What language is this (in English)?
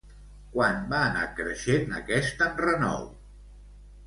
Catalan